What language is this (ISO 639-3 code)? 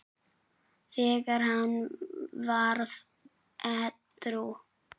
isl